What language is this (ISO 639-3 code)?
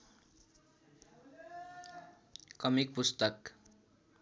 nep